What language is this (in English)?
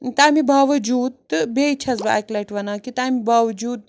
Kashmiri